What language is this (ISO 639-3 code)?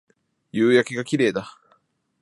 jpn